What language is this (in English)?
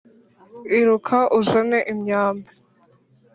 Kinyarwanda